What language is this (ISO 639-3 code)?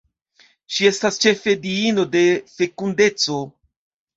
epo